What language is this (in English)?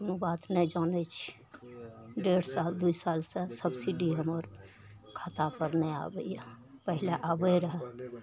Maithili